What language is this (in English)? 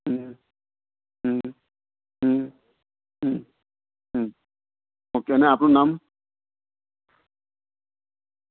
Gujarati